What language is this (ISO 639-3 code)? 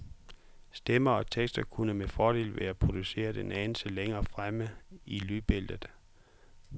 dan